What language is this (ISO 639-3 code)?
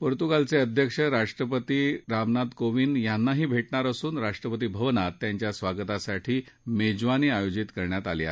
mar